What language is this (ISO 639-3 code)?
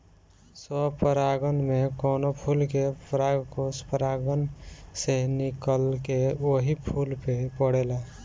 bho